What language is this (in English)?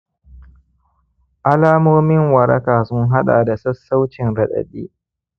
Hausa